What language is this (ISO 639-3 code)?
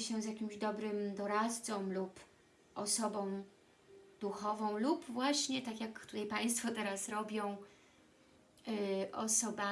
pol